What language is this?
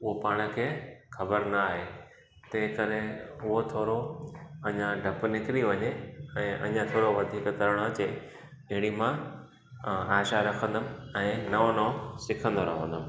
Sindhi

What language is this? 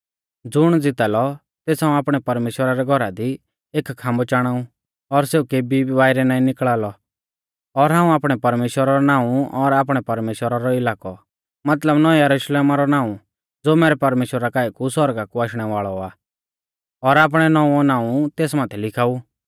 Mahasu Pahari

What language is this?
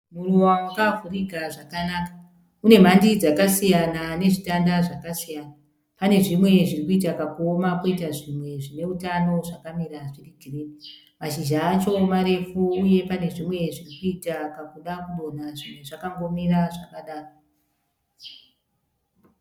Shona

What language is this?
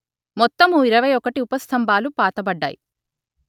Telugu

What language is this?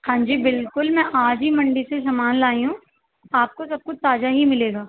Urdu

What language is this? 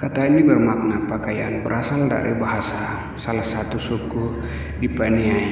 Indonesian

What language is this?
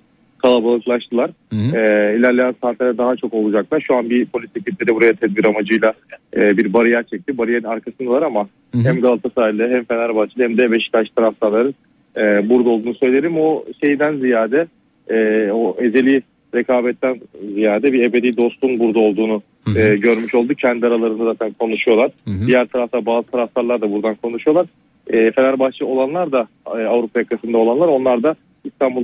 Turkish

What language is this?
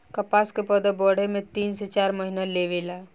Bhojpuri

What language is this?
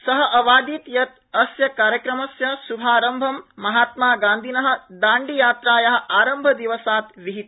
Sanskrit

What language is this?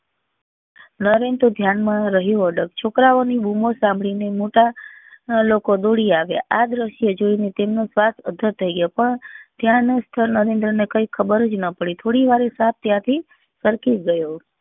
Gujarati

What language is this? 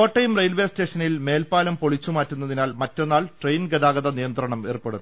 Malayalam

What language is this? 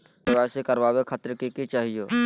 Magahi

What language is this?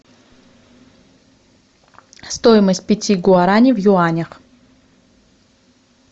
Russian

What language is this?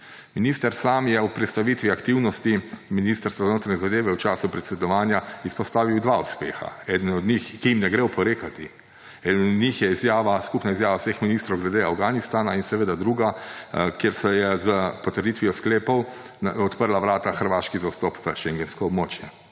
Slovenian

